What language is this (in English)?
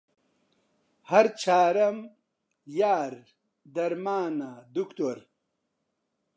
Central Kurdish